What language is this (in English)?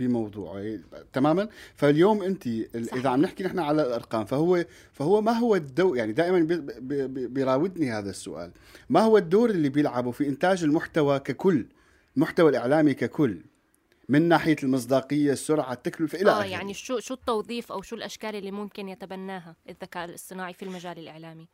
Arabic